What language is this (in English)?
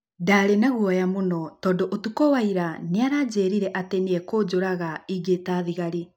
Kikuyu